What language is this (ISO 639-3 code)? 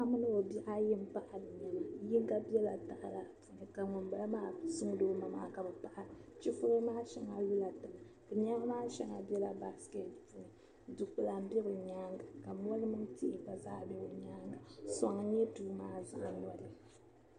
dag